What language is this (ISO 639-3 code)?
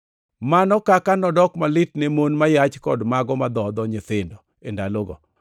luo